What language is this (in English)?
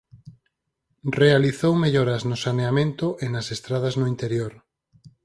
Galician